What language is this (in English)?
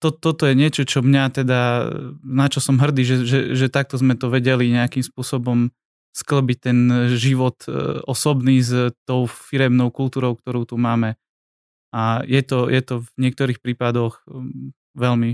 Slovak